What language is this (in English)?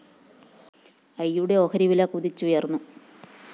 Malayalam